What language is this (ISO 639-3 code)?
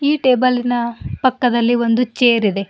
kan